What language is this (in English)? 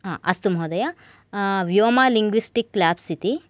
Sanskrit